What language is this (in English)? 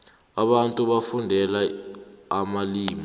South Ndebele